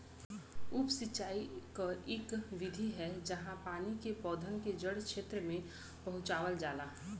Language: Bhojpuri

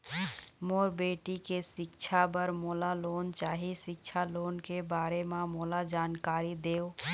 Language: Chhattisgarhi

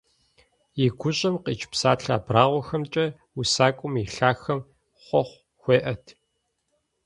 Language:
Kabardian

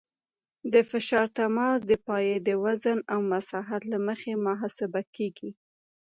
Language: Pashto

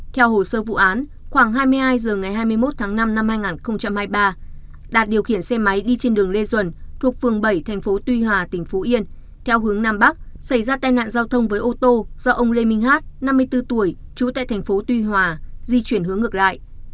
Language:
Vietnamese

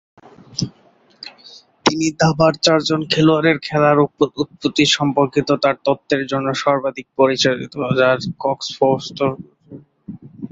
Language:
Bangla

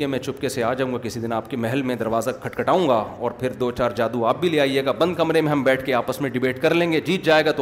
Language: Urdu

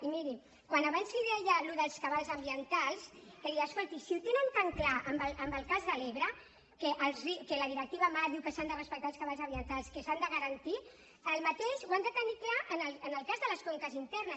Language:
Catalan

